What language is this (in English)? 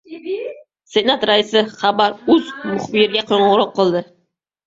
Uzbek